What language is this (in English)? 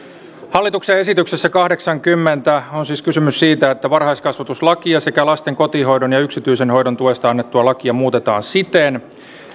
Finnish